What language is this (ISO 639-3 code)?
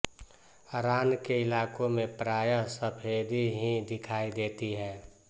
hin